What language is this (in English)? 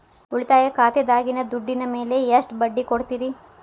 Kannada